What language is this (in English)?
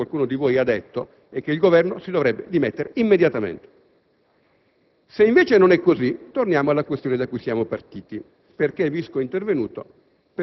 Italian